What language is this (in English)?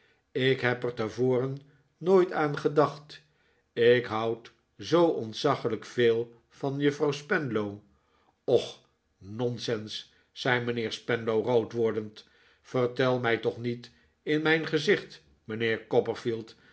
Dutch